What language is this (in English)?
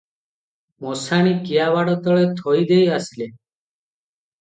Odia